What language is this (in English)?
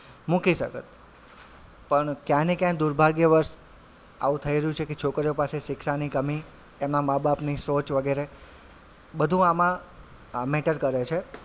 Gujarati